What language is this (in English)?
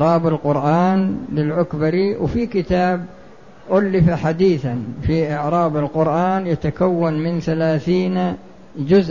Arabic